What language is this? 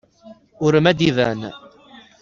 Kabyle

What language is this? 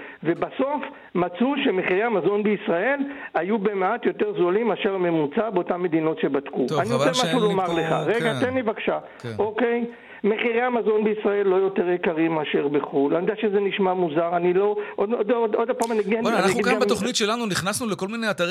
Hebrew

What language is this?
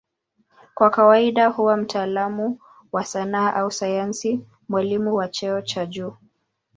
Swahili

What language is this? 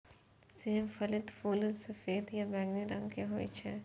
Maithili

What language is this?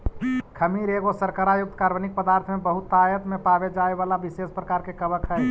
Magahi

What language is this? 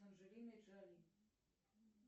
Russian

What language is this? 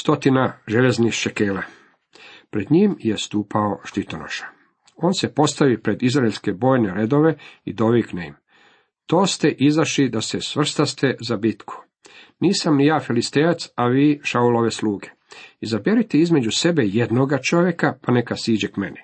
Croatian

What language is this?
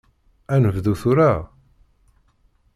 Kabyle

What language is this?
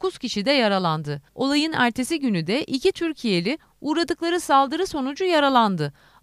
Turkish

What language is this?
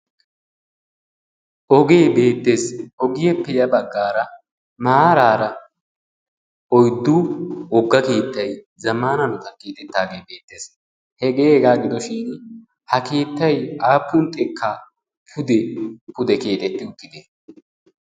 Wolaytta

